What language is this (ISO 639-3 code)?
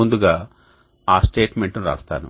tel